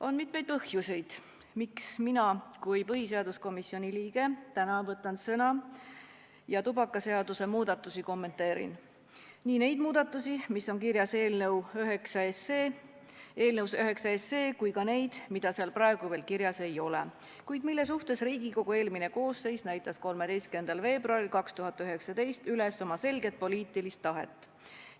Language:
Estonian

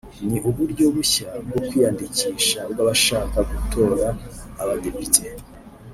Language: Kinyarwanda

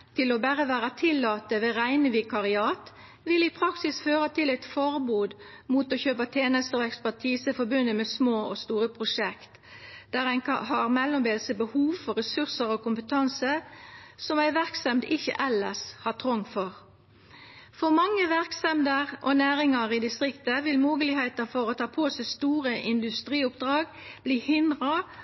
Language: Norwegian Nynorsk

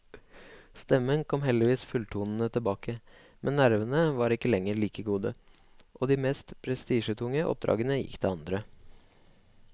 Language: Norwegian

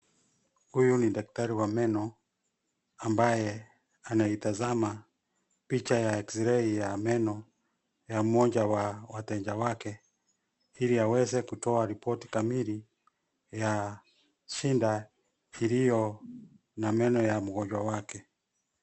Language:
Swahili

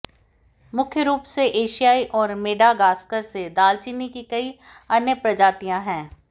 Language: Hindi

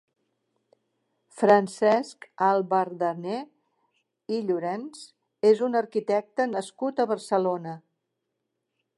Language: Catalan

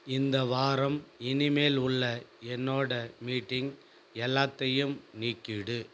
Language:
Tamil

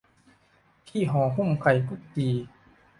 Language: Thai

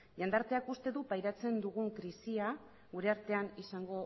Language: Basque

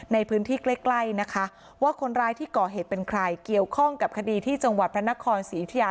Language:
Thai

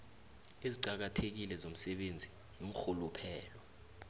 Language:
South Ndebele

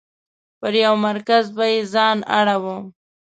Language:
Pashto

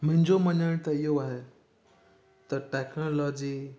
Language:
Sindhi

